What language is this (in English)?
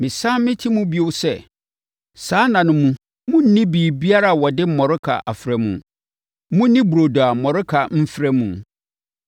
Akan